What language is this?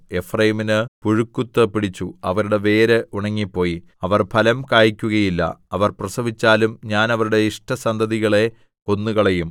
Malayalam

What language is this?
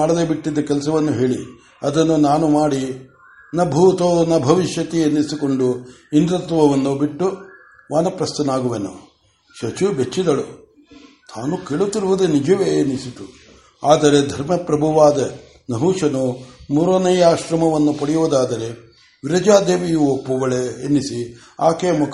Kannada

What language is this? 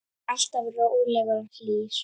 Icelandic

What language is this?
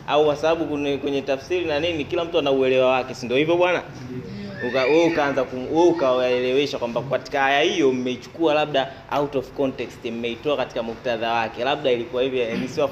Swahili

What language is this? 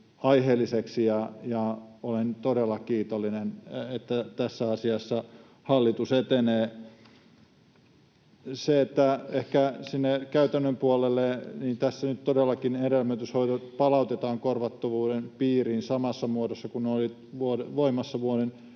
Finnish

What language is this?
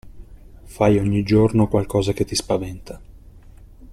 Italian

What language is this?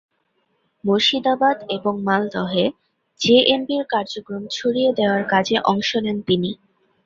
Bangla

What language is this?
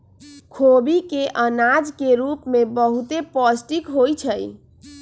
Magahi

